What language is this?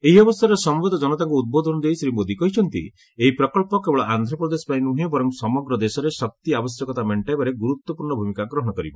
Odia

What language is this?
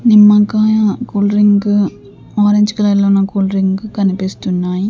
Telugu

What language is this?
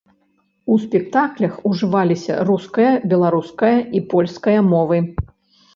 Belarusian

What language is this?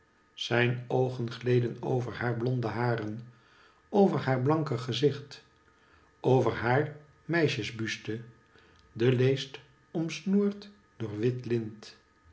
Dutch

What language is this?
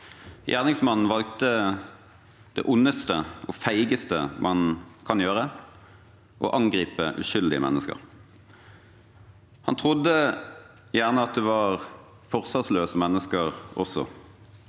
Norwegian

